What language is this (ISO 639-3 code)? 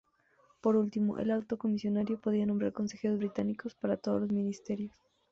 spa